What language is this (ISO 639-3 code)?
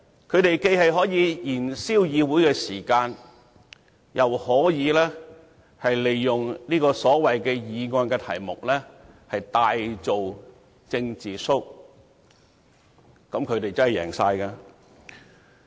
yue